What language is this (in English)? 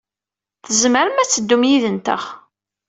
Kabyle